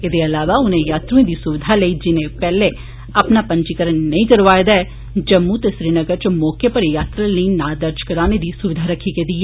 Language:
Dogri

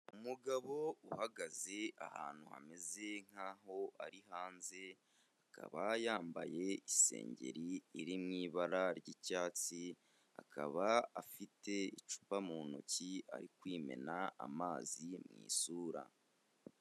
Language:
Kinyarwanda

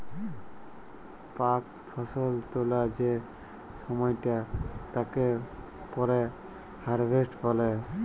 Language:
Bangla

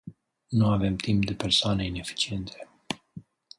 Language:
Romanian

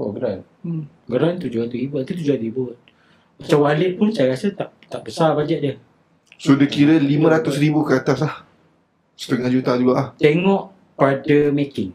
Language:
Malay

